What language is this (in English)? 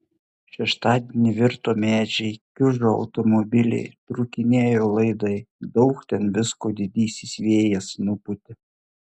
Lithuanian